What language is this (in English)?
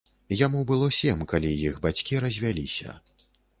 Belarusian